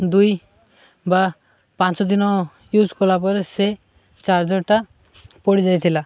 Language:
Odia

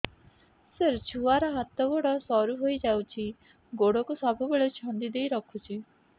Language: Odia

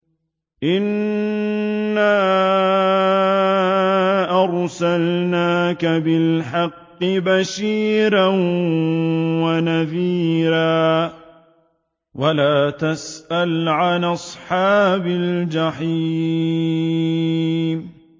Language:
Arabic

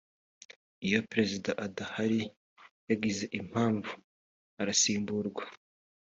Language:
Kinyarwanda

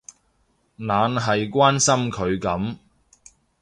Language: Cantonese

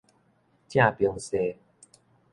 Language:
Min Nan Chinese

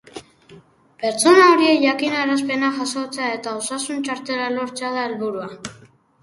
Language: Basque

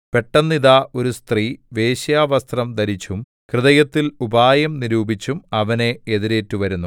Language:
Malayalam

